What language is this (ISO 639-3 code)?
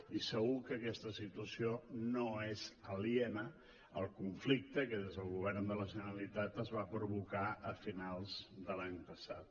cat